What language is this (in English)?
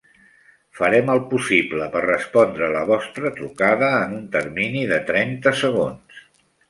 Catalan